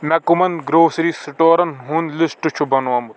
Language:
Kashmiri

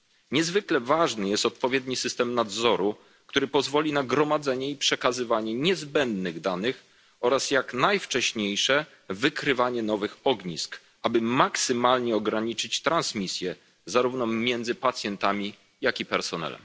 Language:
Polish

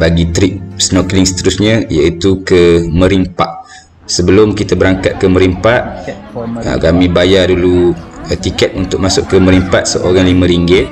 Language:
Malay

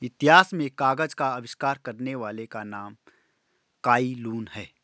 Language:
Hindi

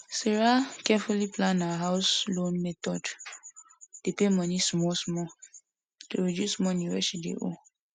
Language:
Nigerian Pidgin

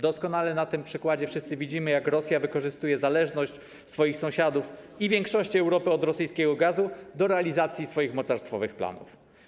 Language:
Polish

